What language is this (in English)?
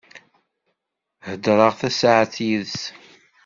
Kabyle